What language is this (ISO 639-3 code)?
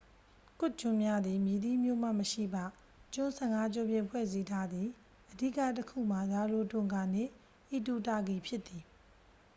mya